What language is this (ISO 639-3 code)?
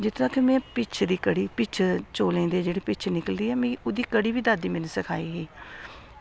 doi